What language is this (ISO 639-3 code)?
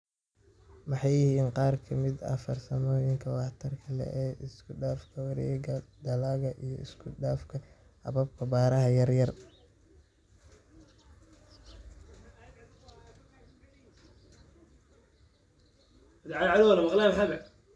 som